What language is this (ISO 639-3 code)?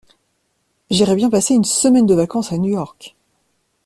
fra